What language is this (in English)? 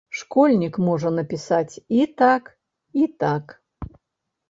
Belarusian